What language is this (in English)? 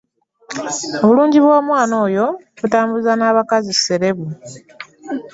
Ganda